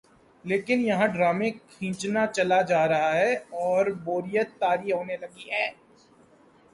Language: Urdu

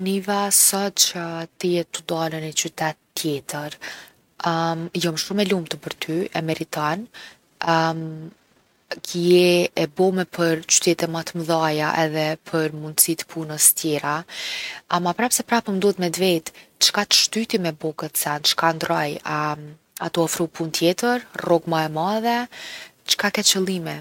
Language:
Gheg Albanian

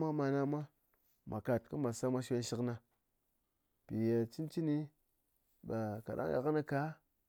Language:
Ngas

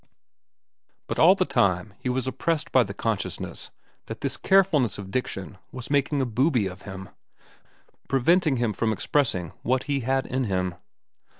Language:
English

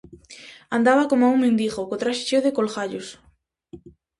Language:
Galician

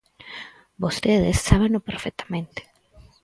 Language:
Galician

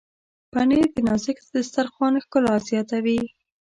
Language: Pashto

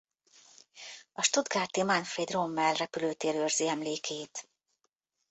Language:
Hungarian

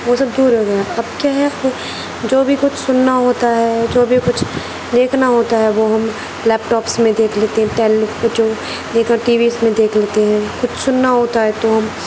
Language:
Urdu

